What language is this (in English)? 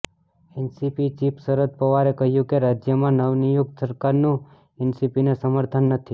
Gujarati